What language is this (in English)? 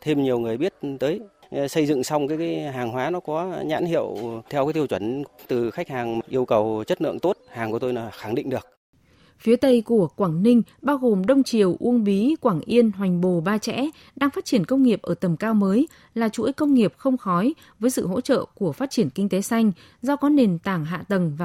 Vietnamese